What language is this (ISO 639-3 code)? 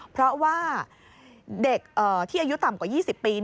tha